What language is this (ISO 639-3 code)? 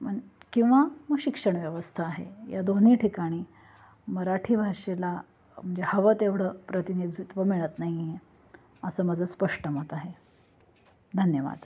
mar